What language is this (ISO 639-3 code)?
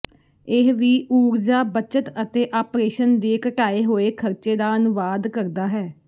pan